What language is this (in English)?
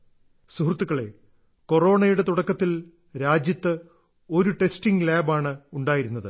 Malayalam